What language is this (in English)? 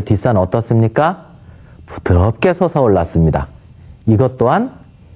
Korean